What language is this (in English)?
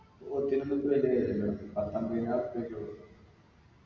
Malayalam